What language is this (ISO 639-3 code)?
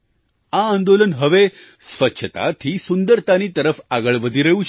guj